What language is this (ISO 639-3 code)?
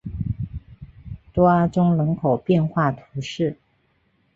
zho